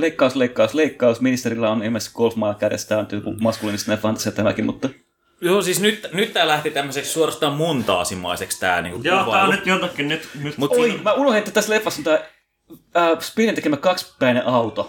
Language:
Finnish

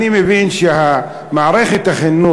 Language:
Hebrew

